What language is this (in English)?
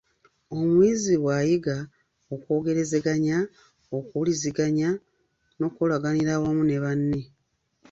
Ganda